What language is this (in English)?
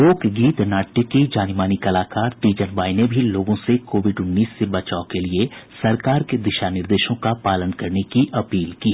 Hindi